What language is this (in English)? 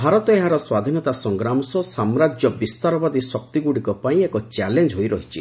Odia